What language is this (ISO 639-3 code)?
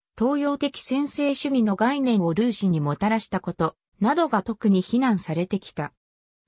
jpn